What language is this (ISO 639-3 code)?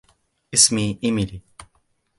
ara